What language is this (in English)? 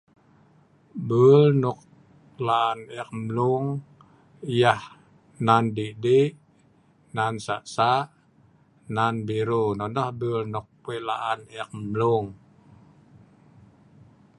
Sa'ban